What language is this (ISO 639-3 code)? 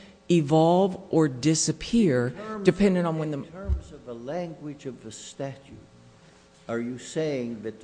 eng